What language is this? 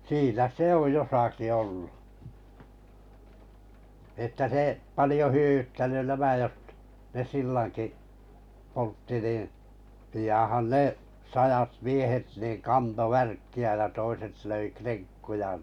Finnish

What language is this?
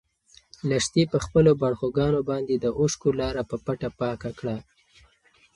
Pashto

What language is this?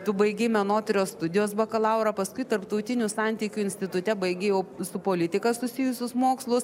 Lithuanian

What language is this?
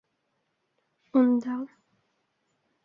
Bashkir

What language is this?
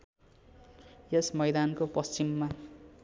Nepali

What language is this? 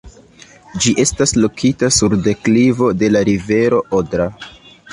Esperanto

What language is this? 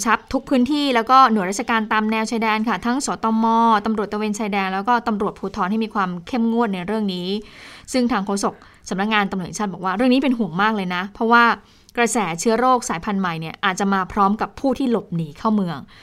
Thai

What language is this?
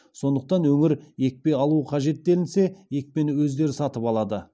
Kazakh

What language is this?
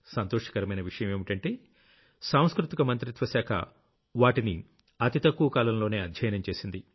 Telugu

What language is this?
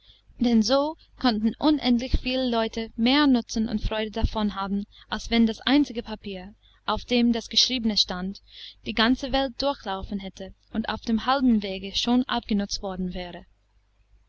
German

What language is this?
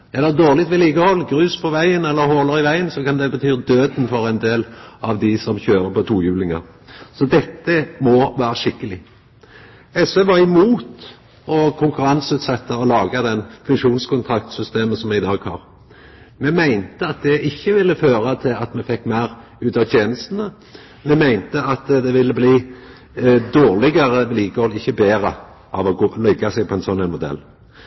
Norwegian Nynorsk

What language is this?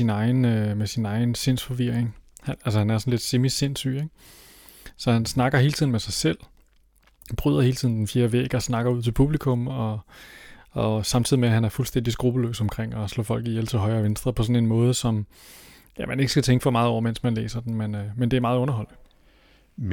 Danish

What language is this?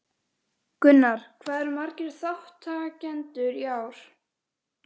Icelandic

